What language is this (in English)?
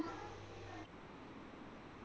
Punjabi